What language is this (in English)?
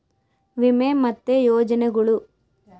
Kannada